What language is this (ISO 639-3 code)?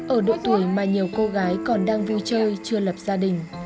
vie